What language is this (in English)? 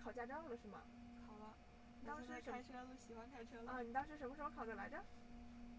Chinese